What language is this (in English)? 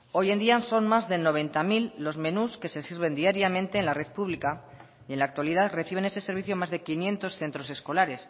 Spanish